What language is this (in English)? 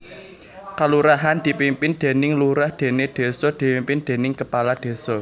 Javanese